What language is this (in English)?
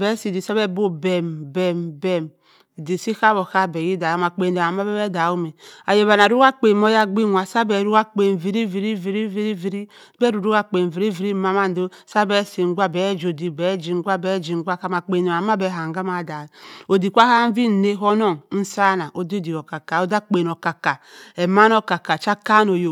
Cross River Mbembe